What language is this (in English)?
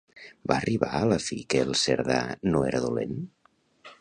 Catalan